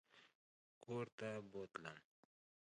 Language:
Pashto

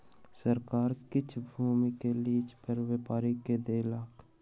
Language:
Maithili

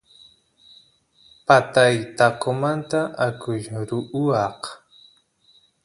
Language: Santiago del Estero Quichua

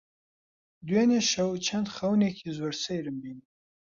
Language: Central Kurdish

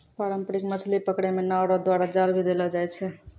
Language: Maithili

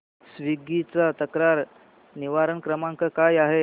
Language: Marathi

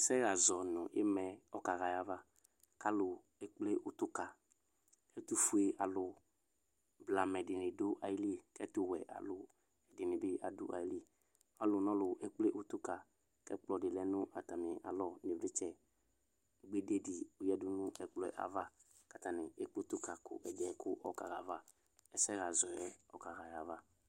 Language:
Ikposo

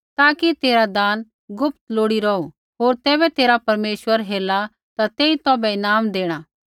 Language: Kullu Pahari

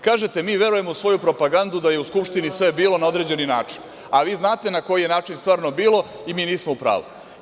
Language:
Serbian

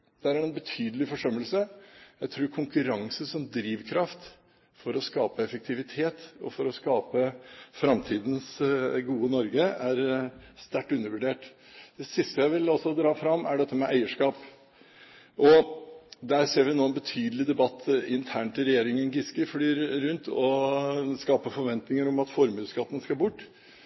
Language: Norwegian Bokmål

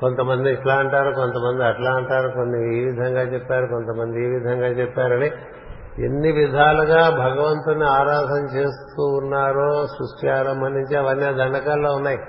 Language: Telugu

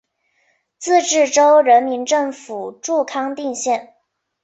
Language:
Chinese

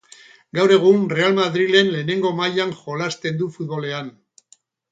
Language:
Basque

